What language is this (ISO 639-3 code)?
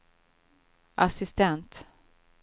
swe